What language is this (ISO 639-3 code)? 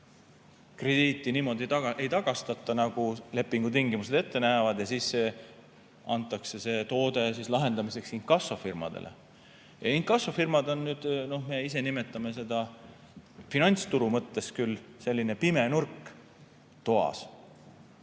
est